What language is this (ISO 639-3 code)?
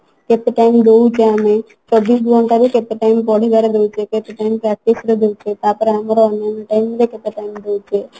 ori